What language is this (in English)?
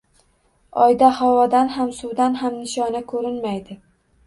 Uzbek